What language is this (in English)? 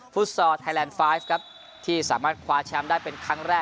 Thai